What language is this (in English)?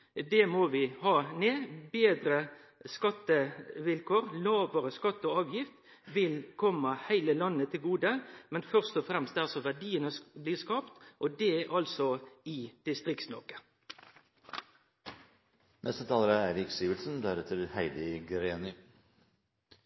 Norwegian